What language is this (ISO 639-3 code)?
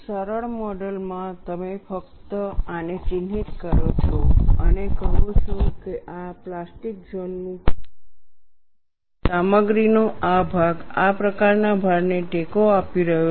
guj